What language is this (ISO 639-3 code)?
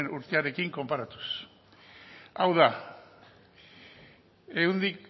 eus